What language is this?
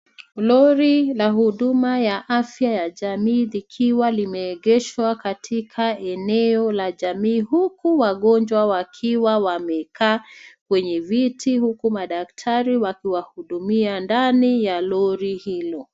Swahili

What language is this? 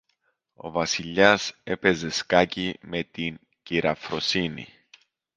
Greek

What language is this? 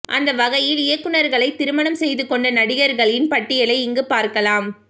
Tamil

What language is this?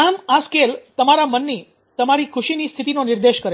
Gujarati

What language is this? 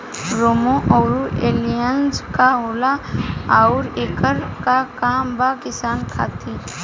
Bhojpuri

